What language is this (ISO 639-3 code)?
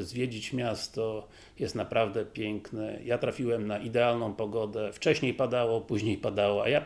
pol